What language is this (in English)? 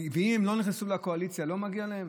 Hebrew